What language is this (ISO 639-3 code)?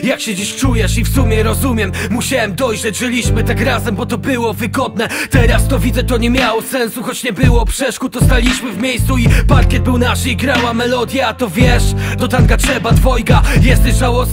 pol